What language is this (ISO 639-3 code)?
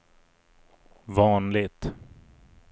swe